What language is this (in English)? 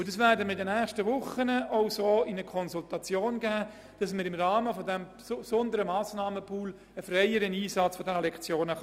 Swiss German